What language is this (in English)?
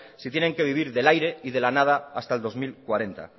Spanish